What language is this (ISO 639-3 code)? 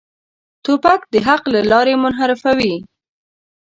pus